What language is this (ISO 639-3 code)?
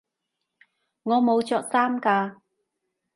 yue